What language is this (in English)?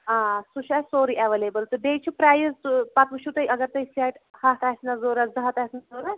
Kashmiri